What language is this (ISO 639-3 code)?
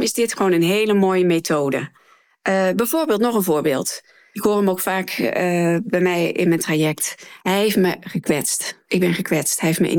nld